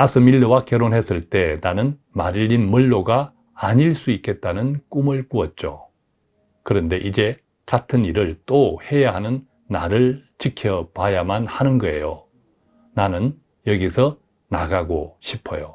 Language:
Korean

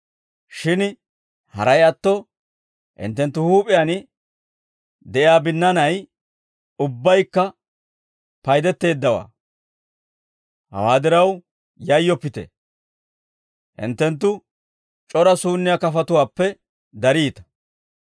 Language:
Dawro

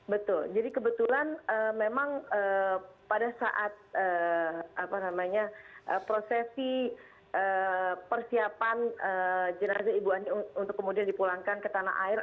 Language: Indonesian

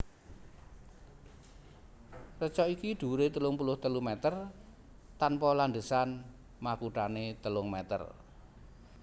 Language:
Javanese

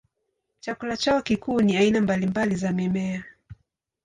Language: Swahili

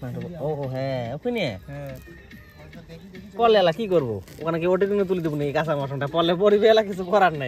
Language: Arabic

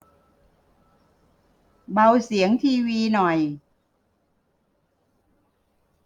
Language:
Thai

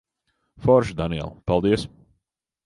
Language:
Latvian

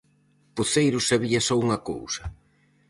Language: Galician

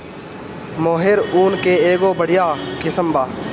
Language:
Bhojpuri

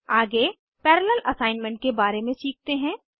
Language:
Hindi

